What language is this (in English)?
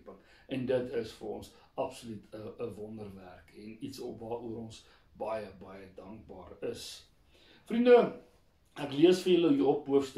Dutch